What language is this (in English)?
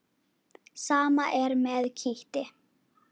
Icelandic